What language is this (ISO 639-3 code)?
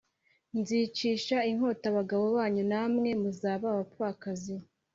kin